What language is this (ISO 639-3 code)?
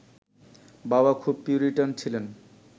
ben